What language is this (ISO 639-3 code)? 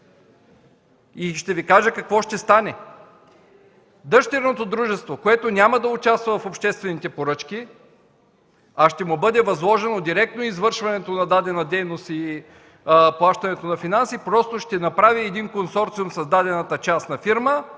bul